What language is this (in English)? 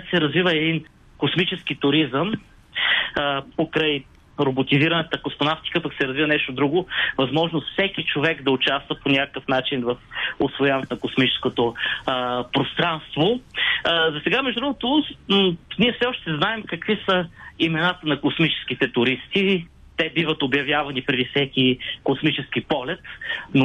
Bulgarian